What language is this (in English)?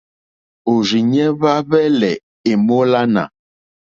Mokpwe